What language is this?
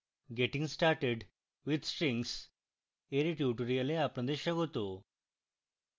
Bangla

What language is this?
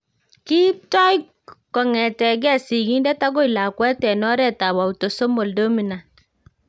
Kalenjin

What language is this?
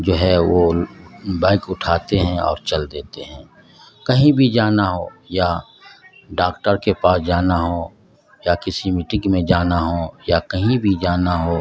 Urdu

